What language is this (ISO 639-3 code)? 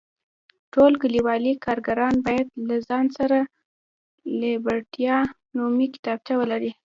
pus